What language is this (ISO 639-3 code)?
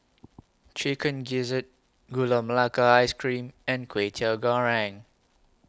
eng